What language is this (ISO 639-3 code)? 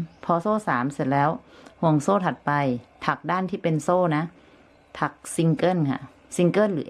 tha